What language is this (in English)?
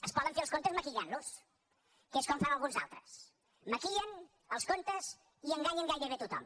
Catalan